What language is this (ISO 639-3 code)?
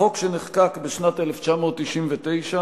heb